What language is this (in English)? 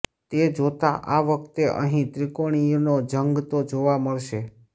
Gujarati